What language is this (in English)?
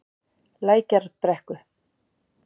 Icelandic